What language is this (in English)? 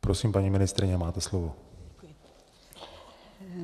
Czech